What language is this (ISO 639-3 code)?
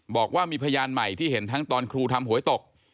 tha